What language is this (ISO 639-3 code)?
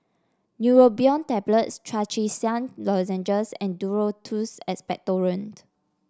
eng